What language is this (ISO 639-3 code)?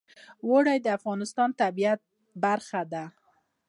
pus